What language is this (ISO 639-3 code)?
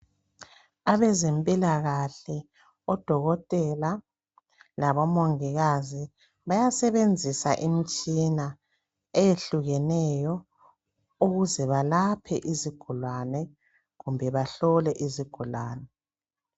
nde